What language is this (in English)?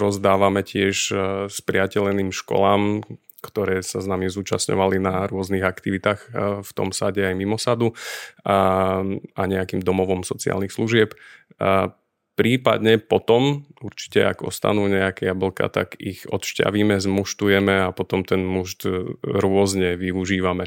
Slovak